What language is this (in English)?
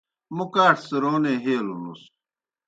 Kohistani Shina